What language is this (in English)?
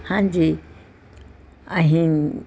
Punjabi